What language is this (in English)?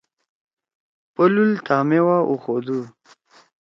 Torwali